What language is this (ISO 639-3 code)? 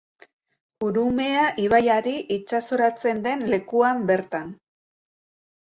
eus